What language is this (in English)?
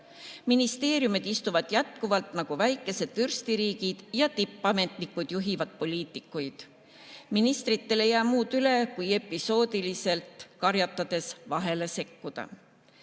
Estonian